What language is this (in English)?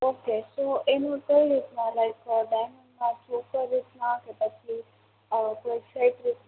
Gujarati